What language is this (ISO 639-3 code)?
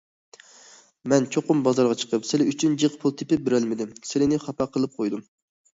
uig